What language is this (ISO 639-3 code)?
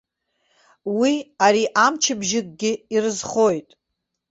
abk